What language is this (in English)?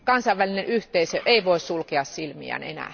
Finnish